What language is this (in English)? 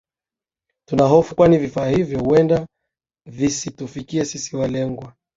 Swahili